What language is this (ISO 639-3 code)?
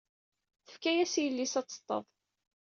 kab